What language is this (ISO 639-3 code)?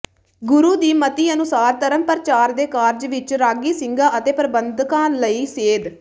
pan